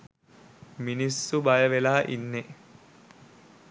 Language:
Sinhala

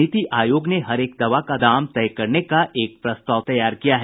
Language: Hindi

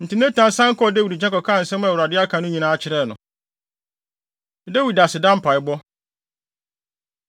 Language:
Akan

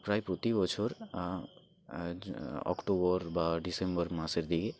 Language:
Bangla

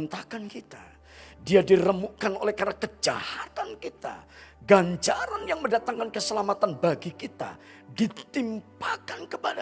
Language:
Indonesian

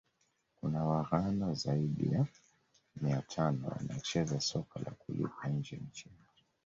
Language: Swahili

